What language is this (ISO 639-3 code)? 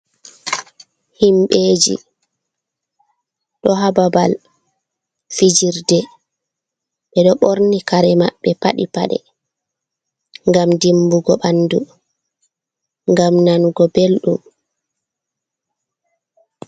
ful